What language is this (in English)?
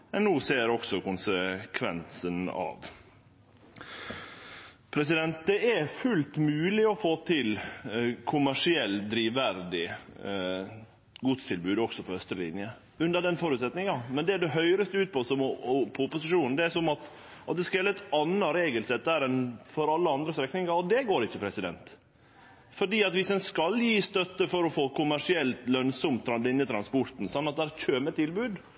Norwegian Nynorsk